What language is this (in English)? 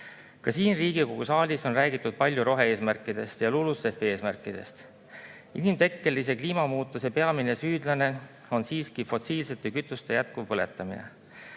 Estonian